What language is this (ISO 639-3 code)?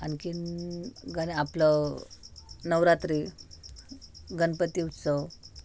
mar